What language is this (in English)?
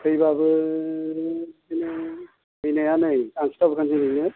Bodo